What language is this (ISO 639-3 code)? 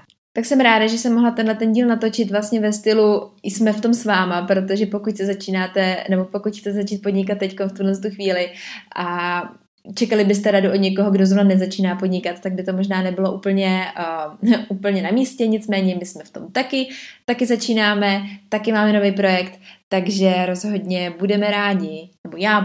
ces